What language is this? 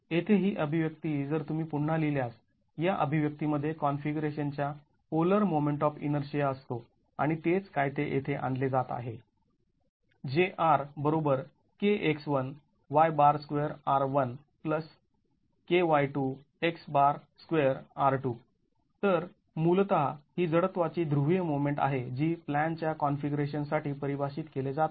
Marathi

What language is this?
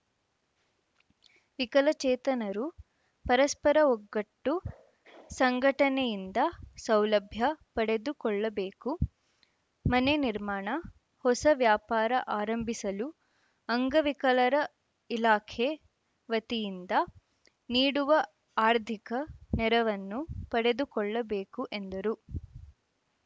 Kannada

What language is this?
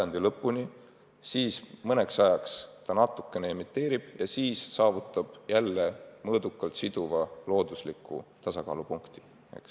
Estonian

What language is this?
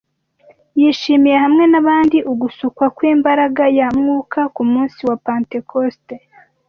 Kinyarwanda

